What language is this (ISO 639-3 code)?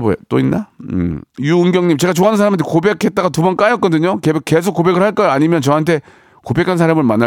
kor